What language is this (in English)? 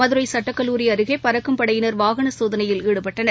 Tamil